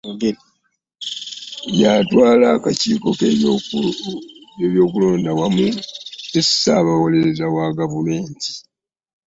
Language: Ganda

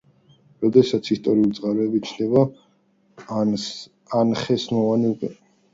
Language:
Georgian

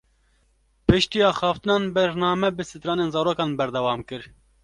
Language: Kurdish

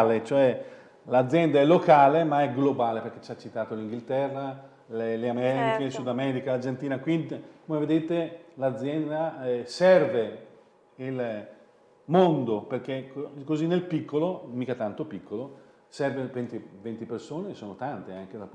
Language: Italian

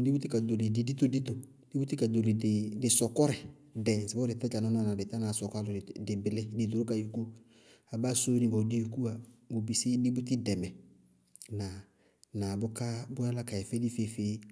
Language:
Bago-Kusuntu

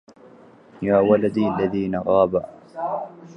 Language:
Arabic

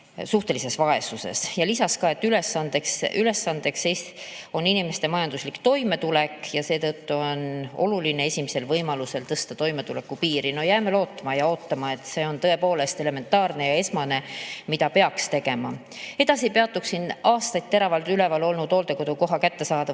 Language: Estonian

